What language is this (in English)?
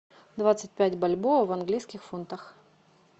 Russian